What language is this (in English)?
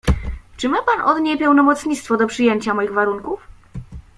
Polish